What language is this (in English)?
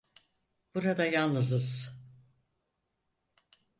Turkish